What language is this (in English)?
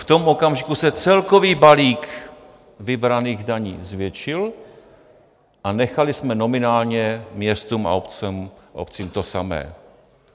Czech